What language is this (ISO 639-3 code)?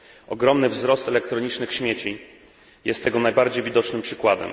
pol